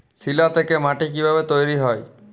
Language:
Bangla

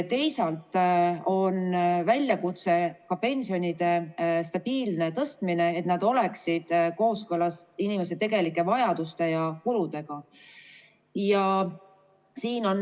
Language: Estonian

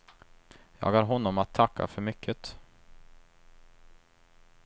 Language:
Swedish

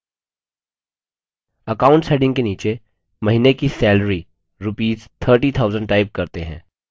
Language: Hindi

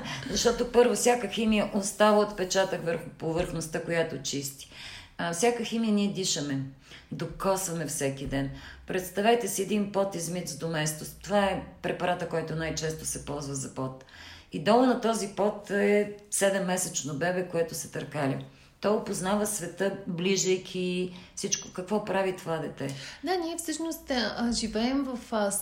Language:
Bulgarian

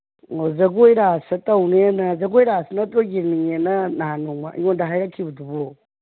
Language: Manipuri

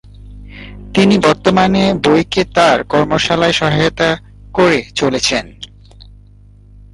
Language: Bangla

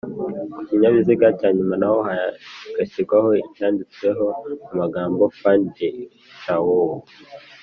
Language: Kinyarwanda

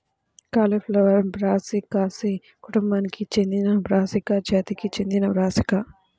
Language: Telugu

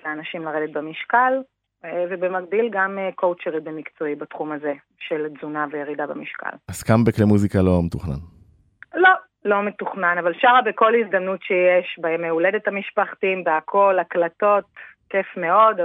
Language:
Hebrew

